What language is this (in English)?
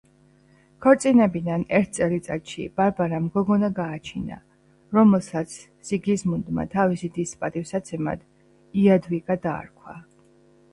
Georgian